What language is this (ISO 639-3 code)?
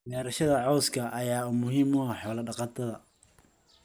som